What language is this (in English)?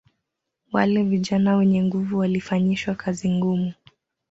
Swahili